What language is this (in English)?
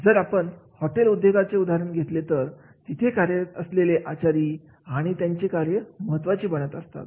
Marathi